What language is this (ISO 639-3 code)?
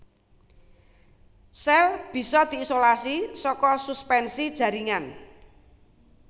jav